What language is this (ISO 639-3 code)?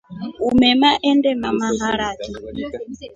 rof